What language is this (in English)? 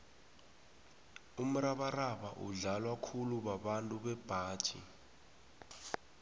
South Ndebele